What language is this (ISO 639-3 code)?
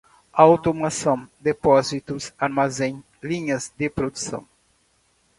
por